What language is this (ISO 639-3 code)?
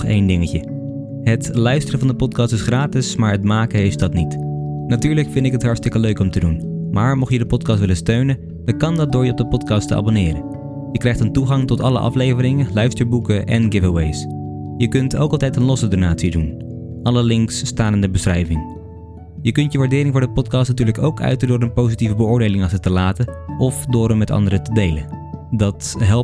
nld